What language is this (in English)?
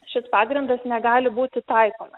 Lithuanian